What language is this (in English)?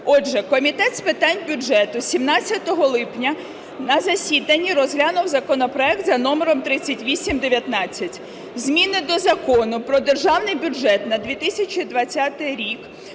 Ukrainian